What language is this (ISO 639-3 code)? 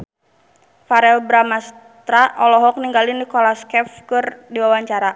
sun